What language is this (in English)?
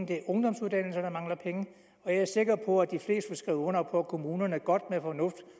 Danish